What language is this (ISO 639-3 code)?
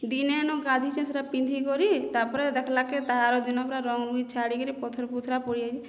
ori